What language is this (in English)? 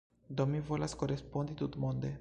Esperanto